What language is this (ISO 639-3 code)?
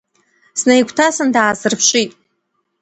abk